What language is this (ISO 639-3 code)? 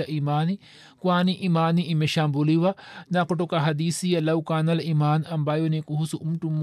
swa